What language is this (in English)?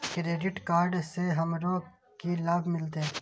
Maithili